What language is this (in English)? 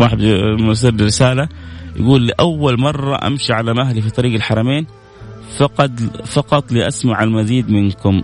Arabic